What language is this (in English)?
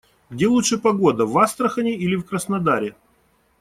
Russian